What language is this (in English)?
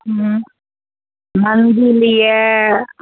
Maithili